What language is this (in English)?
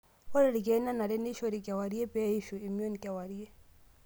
Masai